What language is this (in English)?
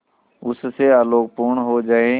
Hindi